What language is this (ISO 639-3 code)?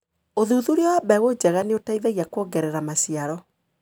kik